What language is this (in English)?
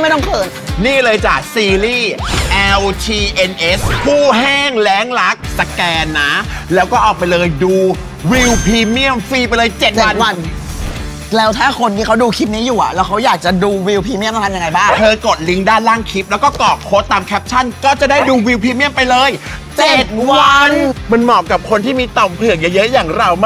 Thai